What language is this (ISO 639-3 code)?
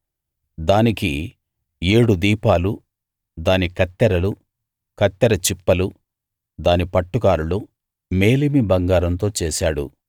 tel